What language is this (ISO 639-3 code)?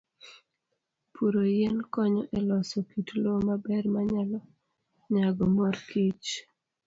luo